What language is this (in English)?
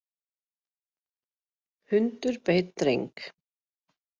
Icelandic